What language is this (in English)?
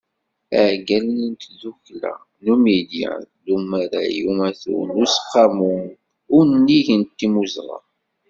Kabyle